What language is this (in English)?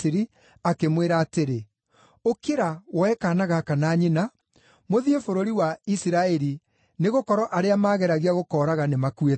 Kikuyu